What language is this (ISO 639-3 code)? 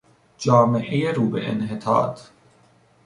fas